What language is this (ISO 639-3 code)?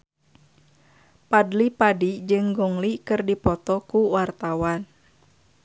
sun